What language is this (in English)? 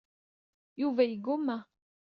Kabyle